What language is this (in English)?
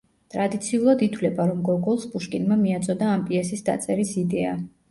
Georgian